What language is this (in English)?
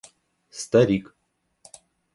Russian